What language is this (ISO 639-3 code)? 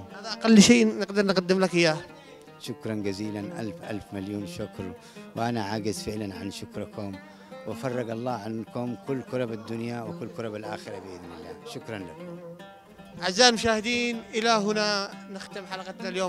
ara